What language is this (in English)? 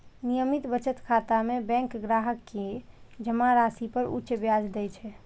Maithili